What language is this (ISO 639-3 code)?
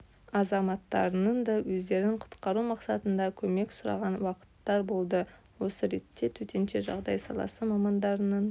kaz